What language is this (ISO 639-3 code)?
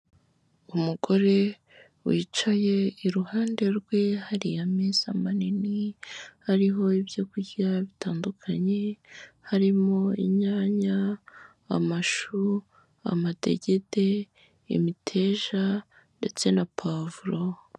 kin